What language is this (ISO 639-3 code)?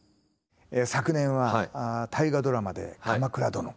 jpn